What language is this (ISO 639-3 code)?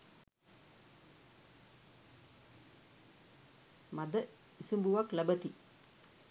sin